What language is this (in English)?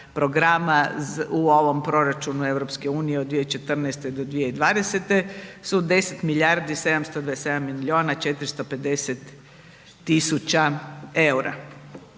Croatian